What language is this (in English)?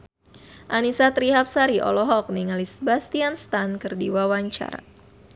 Sundanese